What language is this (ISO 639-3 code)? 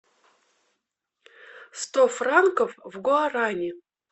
rus